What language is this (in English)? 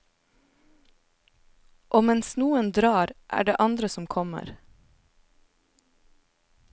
Norwegian